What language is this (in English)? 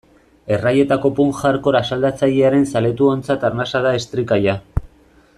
Basque